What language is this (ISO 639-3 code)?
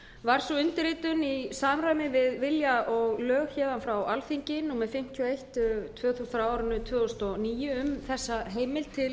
isl